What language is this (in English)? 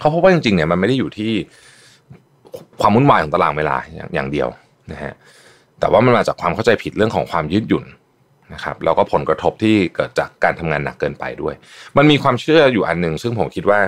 Thai